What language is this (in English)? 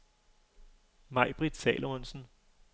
Danish